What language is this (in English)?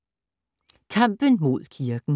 Danish